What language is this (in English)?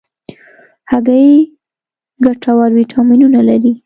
Pashto